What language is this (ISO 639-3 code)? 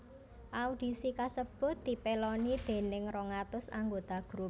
jav